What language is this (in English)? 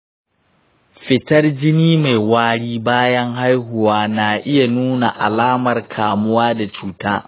Hausa